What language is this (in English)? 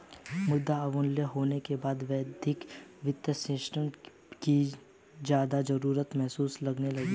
Hindi